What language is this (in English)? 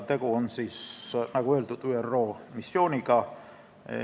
Estonian